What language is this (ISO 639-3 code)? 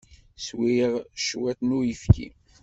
kab